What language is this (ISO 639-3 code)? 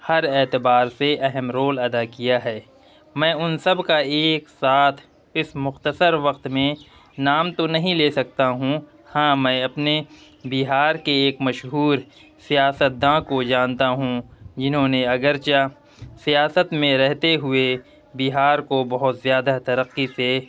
urd